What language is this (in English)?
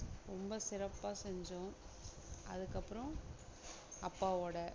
Tamil